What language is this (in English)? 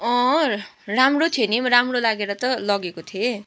Nepali